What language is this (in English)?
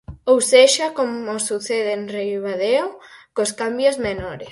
Galician